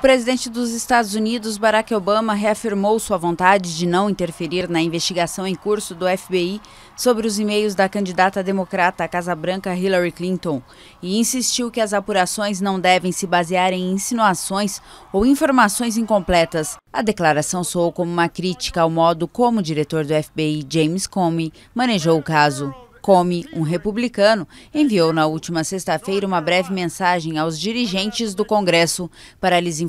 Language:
Portuguese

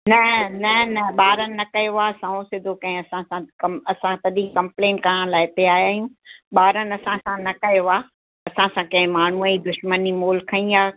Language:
Sindhi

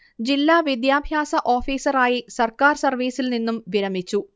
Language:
Malayalam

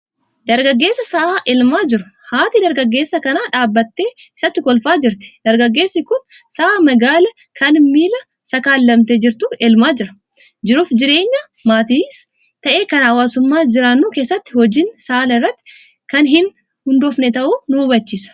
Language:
Oromo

